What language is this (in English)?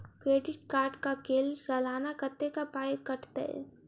Maithili